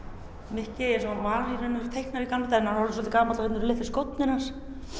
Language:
Icelandic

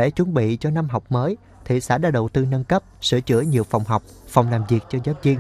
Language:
Vietnamese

